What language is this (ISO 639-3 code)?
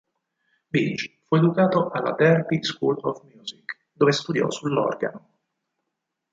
ita